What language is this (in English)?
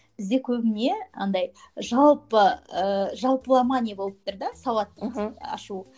Kazakh